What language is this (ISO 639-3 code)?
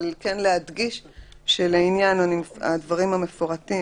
heb